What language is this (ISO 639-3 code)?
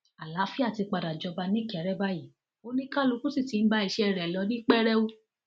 yor